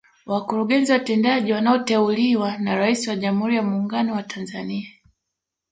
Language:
Swahili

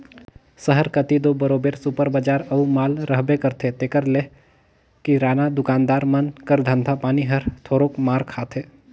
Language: Chhattisgarhi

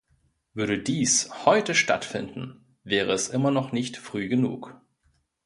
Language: German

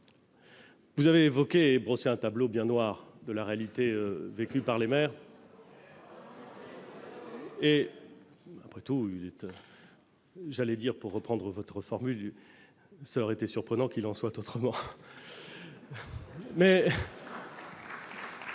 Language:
French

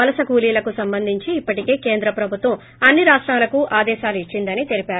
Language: Telugu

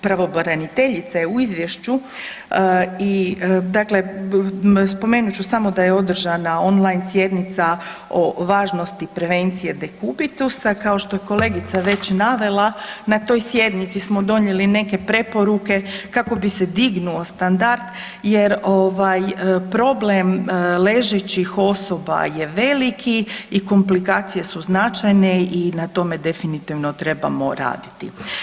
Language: Croatian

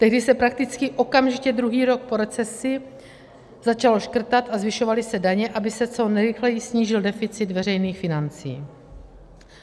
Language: Czech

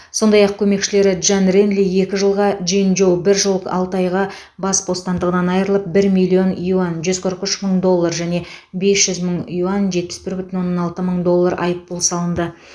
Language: Kazakh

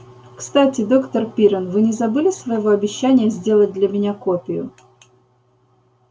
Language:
Russian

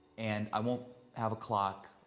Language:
English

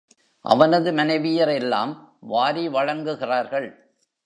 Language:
Tamil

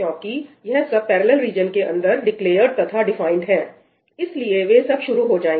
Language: Hindi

